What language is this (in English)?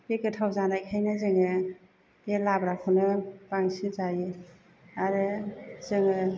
Bodo